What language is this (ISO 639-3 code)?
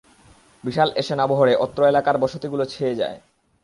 ben